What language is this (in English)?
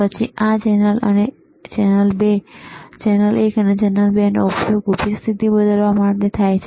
Gujarati